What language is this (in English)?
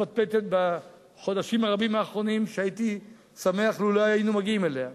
Hebrew